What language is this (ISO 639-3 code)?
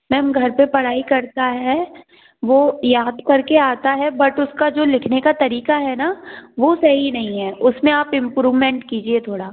hin